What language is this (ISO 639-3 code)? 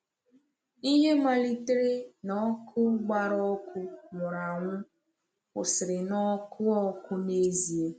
ibo